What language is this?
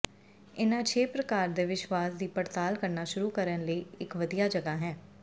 Punjabi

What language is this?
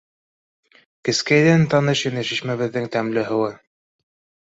Bashkir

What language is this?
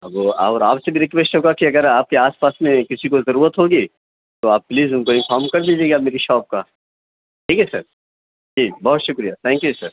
Urdu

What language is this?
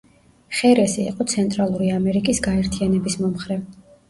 Georgian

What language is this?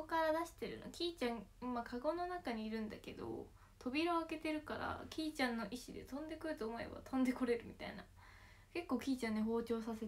Japanese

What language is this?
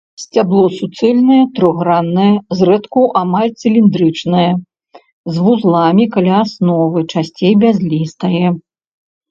Belarusian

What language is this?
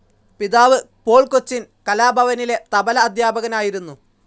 Malayalam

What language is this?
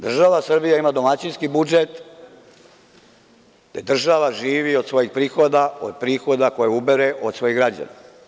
Serbian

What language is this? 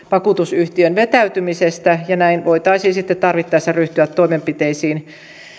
Finnish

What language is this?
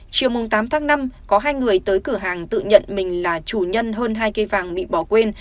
Vietnamese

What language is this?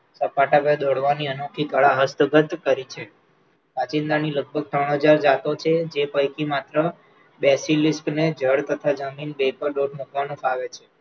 Gujarati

